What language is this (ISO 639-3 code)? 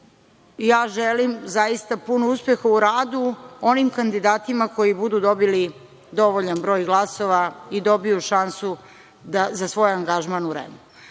srp